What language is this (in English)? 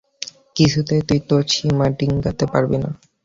Bangla